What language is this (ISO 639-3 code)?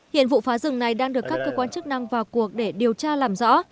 vie